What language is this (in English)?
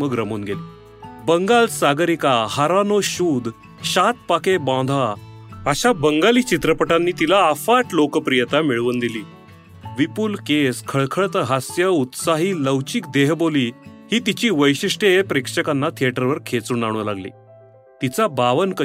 Marathi